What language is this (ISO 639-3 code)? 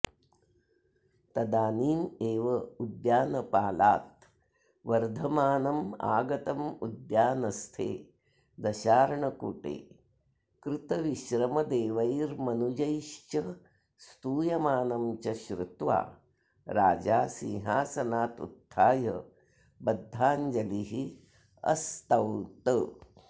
san